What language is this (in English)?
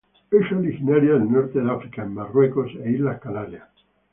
Spanish